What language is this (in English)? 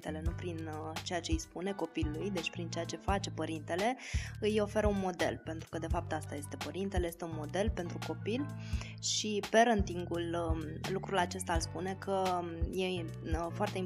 Romanian